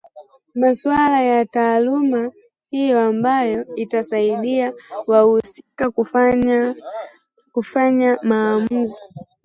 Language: Swahili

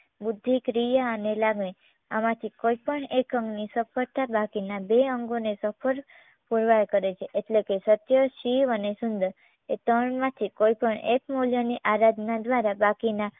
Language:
Gujarati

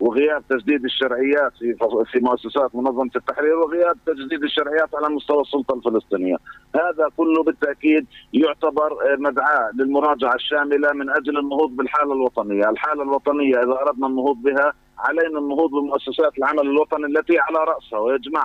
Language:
Arabic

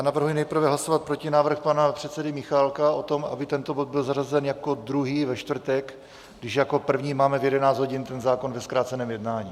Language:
Czech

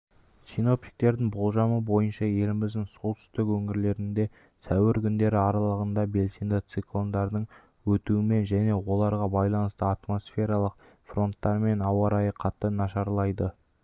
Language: Kazakh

